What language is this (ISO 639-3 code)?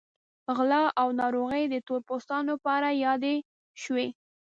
pus